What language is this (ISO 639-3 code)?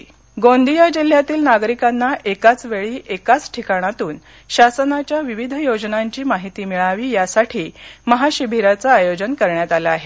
mar